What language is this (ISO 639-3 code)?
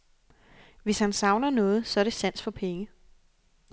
dan